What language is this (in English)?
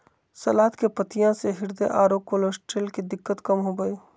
Magahi